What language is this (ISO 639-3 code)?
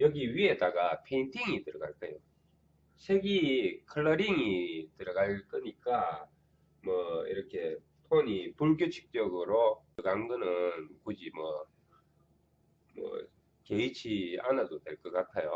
kor